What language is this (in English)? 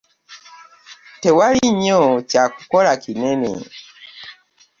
Ganda